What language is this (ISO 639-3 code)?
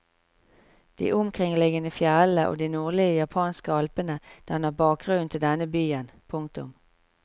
nor